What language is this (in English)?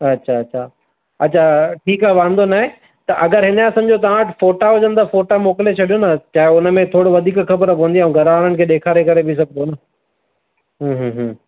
Sindhi